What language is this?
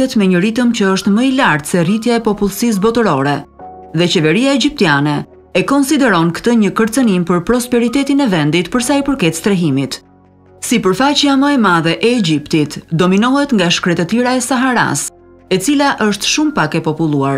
Romanian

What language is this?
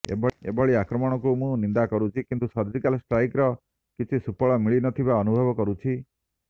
Odia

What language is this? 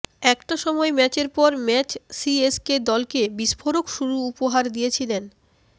Bangla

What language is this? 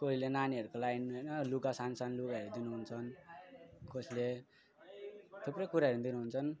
Nepali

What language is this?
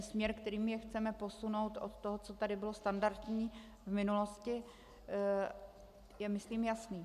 Czech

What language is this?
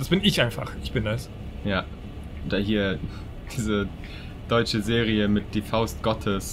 German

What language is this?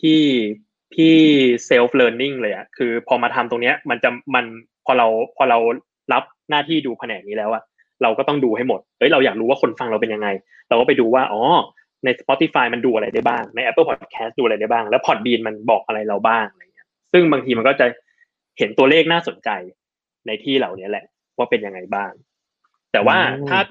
Thai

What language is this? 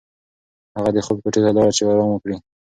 Pashto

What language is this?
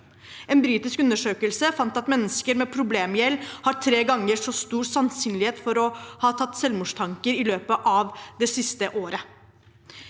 Norwegian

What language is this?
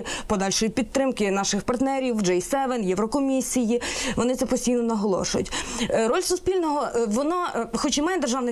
Ukrainian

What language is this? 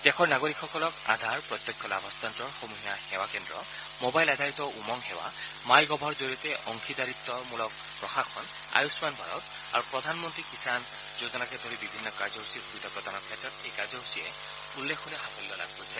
Assamese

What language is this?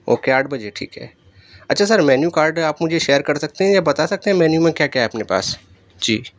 Urdu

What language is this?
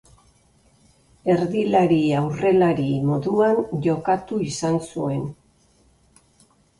Basque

